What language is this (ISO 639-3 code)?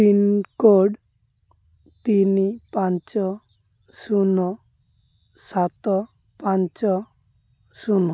ori